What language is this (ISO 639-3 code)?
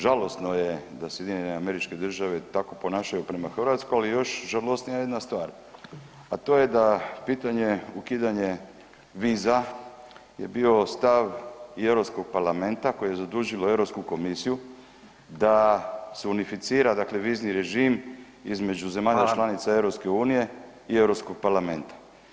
hrv